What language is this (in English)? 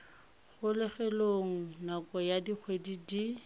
Tswana